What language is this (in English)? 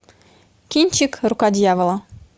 Russian